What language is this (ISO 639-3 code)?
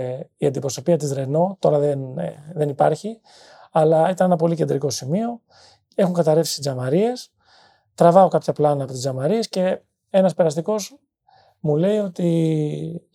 ell